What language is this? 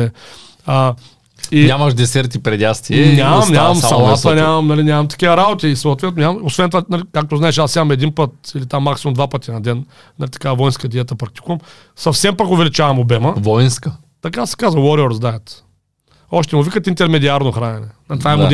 Bulgarian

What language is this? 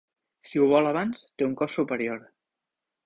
Catalan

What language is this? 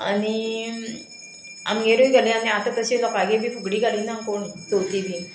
Konkani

